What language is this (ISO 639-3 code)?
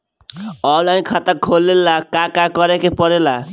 bho